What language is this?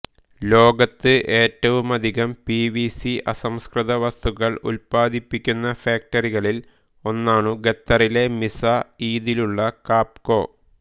Malayalam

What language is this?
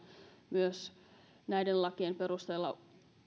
Finnish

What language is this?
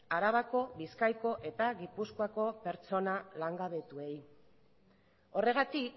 Basque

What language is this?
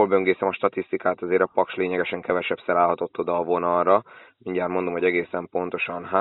Hungarian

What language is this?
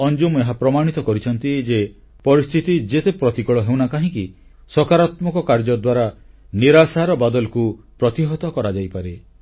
Odia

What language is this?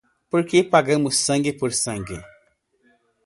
Portuguese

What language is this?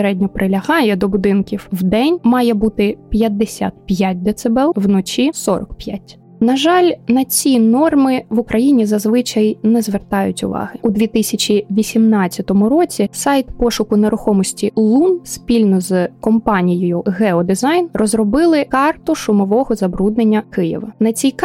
Ukrainian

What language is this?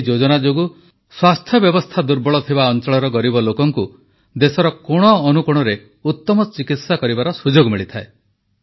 Odia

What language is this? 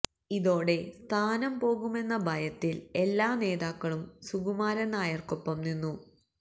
Malayalam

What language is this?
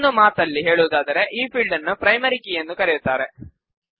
Kannada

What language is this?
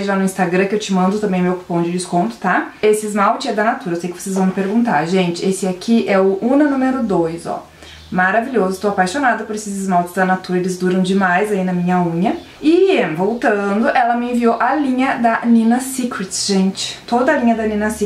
Portuguese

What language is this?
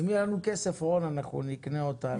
Hebrew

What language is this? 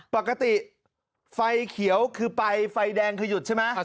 Thai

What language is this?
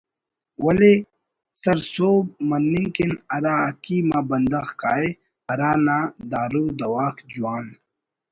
Brahui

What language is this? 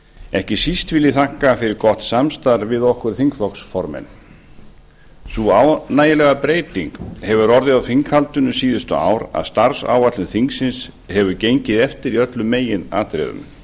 Icelandic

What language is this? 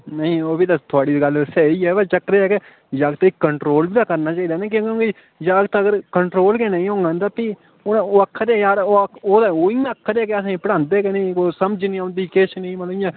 Dogri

